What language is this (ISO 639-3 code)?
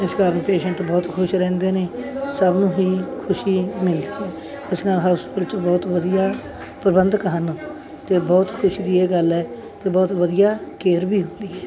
pan